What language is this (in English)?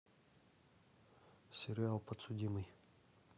Russian